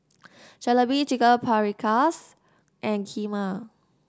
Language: English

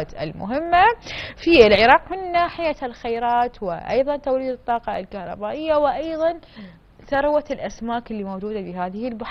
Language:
Arabic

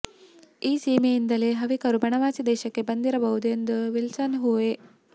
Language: Kannada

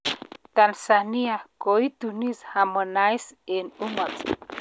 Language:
Kalenjin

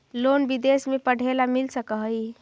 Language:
Magahi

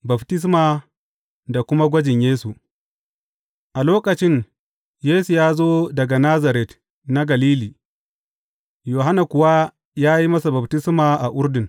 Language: Hausa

